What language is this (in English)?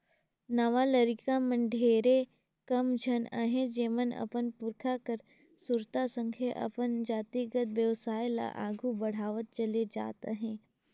Chhattisgarhi